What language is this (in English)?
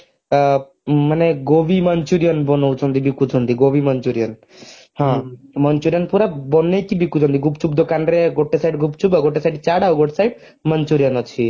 Odia